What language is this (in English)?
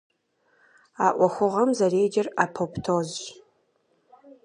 Kabardian